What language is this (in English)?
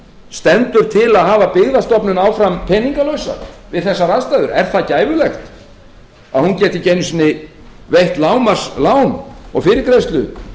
Icelandic